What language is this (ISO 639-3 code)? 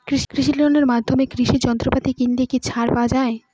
ben